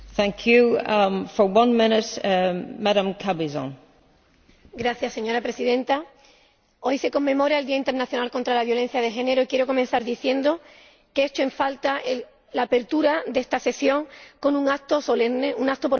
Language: Spanish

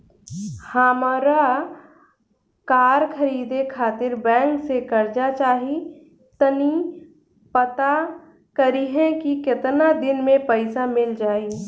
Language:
Bhojpuri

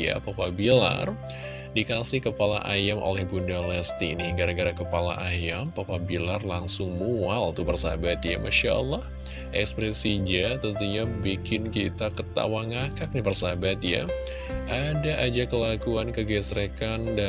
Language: Indonesian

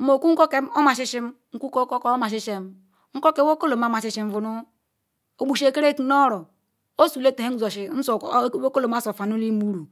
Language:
Ikwere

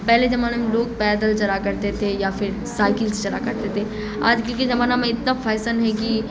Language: Urdu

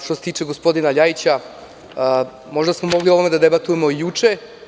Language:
Serbian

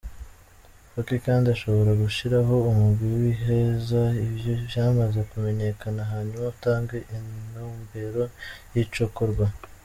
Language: Kinyarwanda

